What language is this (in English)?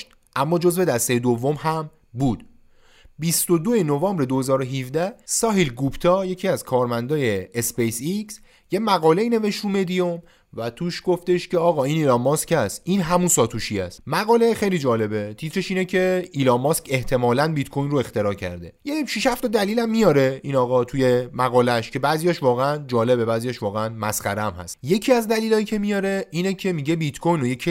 Persian